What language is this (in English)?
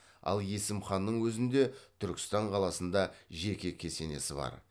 Kazakh